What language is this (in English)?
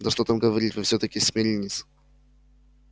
Russian